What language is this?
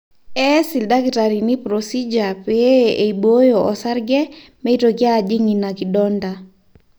Masai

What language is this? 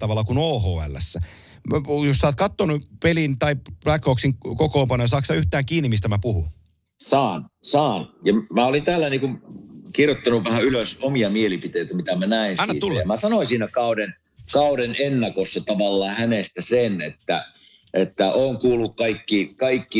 Finnish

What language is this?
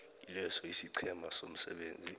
South Ndebele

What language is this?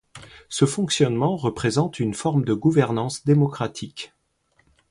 French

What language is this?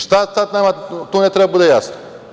Serbian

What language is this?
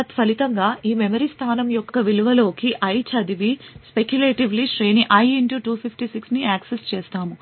Telugu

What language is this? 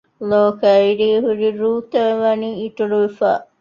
Divehi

